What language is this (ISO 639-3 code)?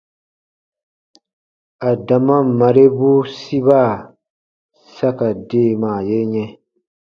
bba